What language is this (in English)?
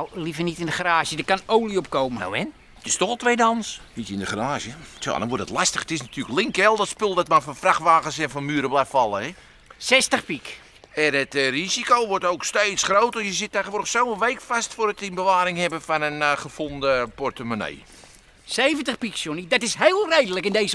Dutch